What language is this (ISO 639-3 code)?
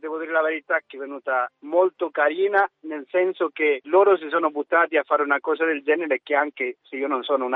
ita